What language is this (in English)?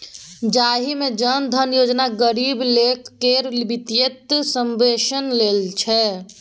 Maithili